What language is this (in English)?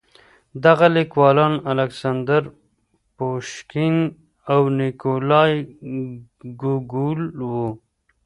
Pashto